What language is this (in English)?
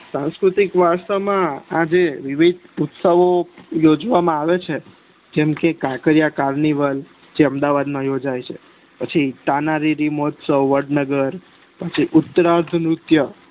Gujarati